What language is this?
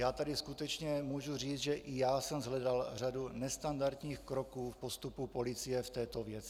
Czech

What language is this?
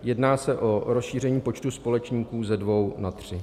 Czech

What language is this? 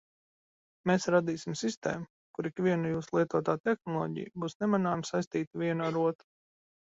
Latvian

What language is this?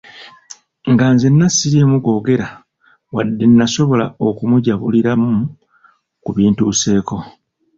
Ganda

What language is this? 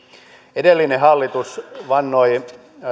Finnish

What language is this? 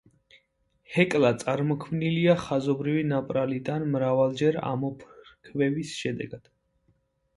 Georgian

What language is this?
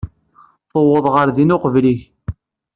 Kabyle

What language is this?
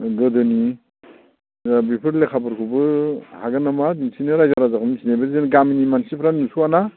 Bodo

